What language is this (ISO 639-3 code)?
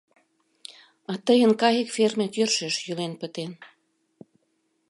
chm